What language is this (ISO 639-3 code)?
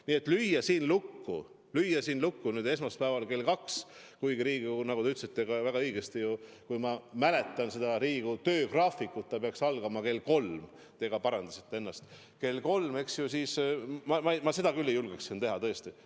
est